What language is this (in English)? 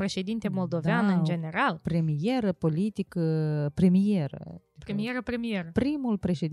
Romanian